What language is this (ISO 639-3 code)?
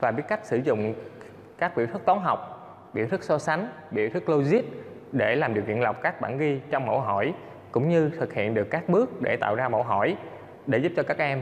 vie